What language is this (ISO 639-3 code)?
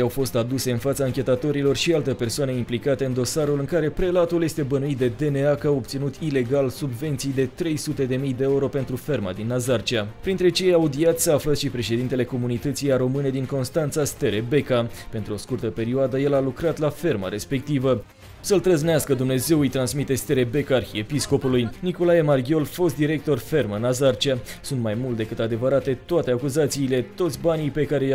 ron